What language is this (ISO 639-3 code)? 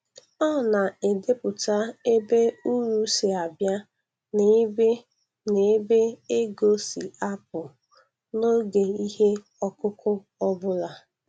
ibo